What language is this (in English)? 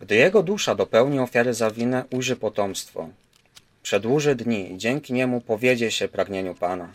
Polish